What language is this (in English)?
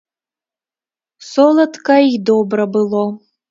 Belarusian